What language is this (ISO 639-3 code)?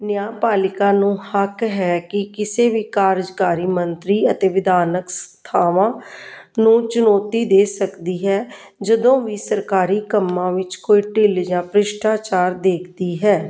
pan